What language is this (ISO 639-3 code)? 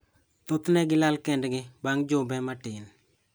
luo